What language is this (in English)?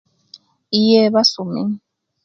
Kenyi